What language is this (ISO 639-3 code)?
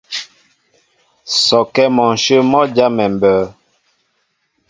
mbo